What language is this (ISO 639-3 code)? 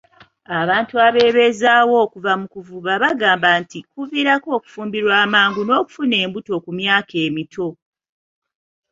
lug